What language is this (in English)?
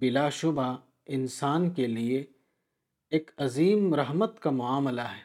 Urdu